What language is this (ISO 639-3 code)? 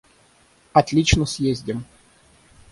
rus